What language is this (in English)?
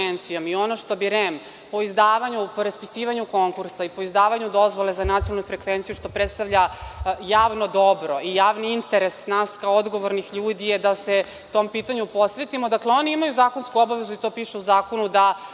Serbian